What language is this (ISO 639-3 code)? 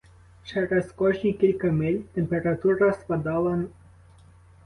ukr